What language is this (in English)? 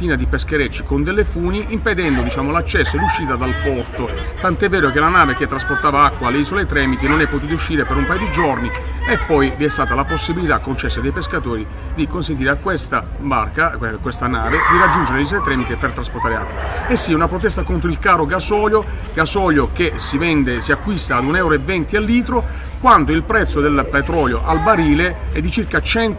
Italian